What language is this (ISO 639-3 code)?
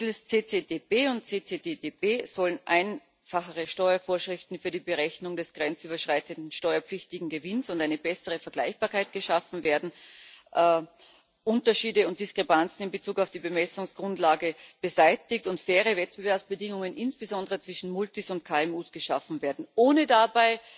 deu